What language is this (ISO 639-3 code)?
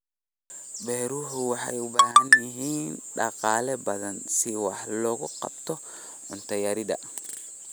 som